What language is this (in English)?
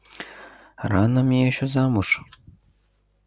Russian